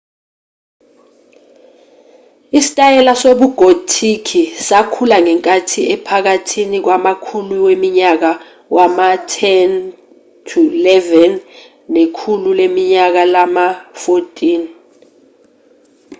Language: Zulu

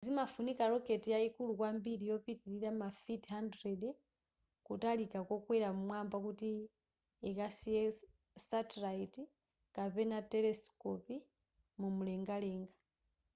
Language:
Nyanja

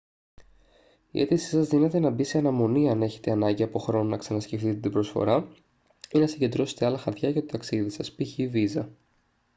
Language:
Greek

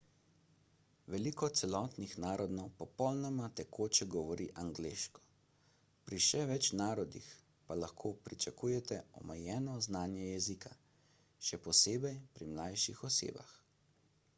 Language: Slovenian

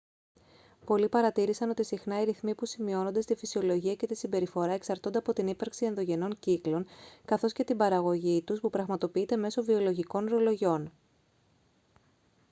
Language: Greek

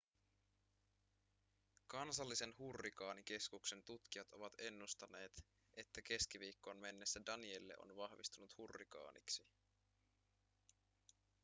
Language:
Finnish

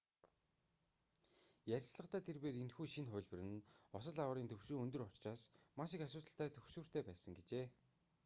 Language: Mongolian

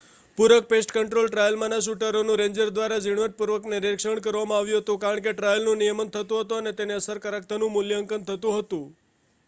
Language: Gujarati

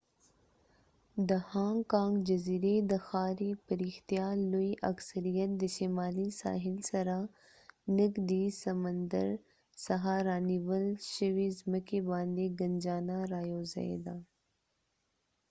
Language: Pashto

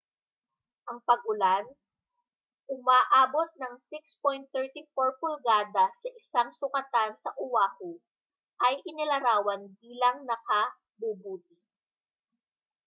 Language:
Filipino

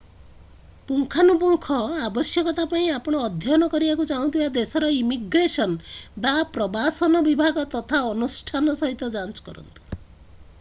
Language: Odia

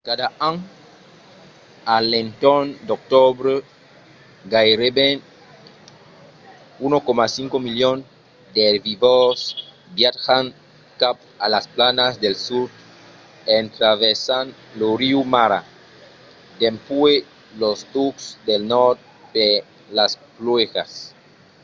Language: Occitan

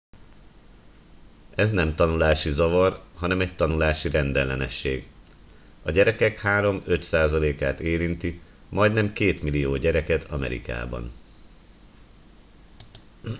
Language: Hungarian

